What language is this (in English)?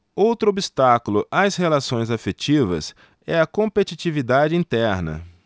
Portuguese